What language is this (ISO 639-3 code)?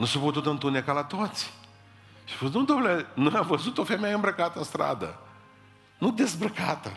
ron